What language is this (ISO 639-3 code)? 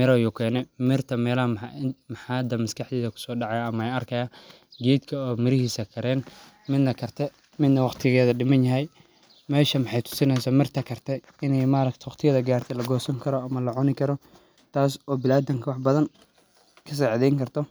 som